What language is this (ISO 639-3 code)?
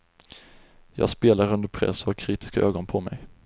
swe